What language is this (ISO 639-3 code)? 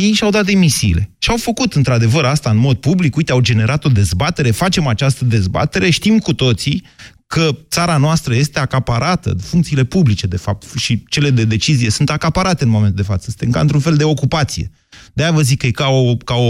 ron